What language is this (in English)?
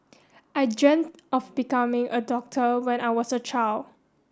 English